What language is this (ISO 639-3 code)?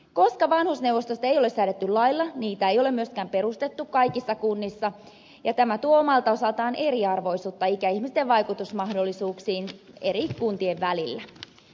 fin